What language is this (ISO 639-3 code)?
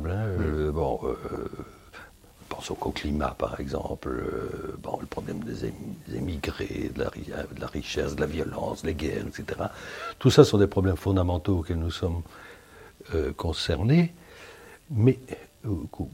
fra